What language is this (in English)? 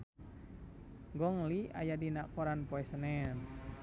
Sundanese